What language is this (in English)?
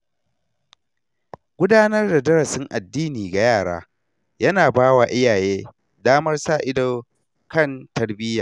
Hausa